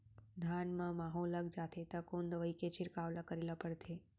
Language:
Chhattisgarhi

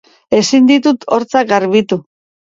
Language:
Basque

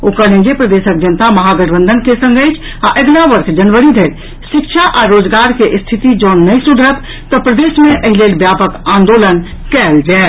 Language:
Maithili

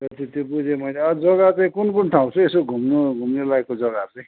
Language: Nepali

